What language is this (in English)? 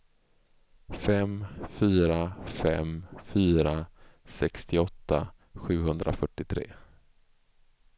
Swedish